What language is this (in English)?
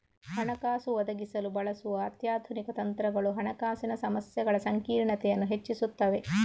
Kannada